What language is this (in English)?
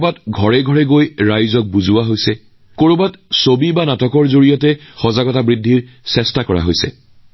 Assamese